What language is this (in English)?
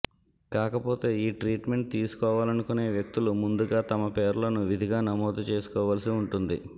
Telugu